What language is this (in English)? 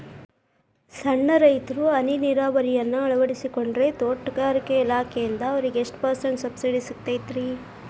Kannada